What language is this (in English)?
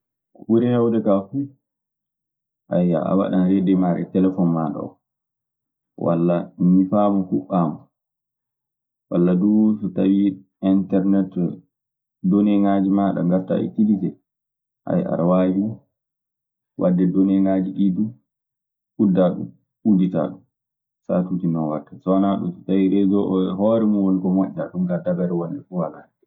Maasina Fulfulde